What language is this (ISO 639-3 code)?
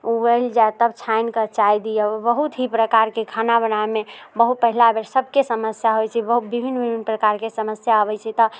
mai